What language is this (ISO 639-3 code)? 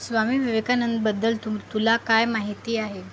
mar